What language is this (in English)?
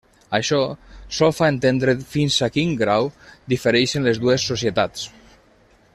Catalan